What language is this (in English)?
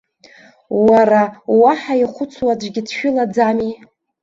Abkhazian